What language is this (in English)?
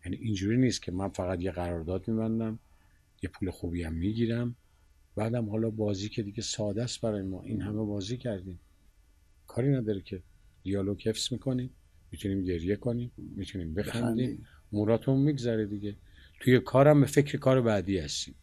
Persian